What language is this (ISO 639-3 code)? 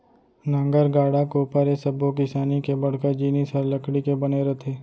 hne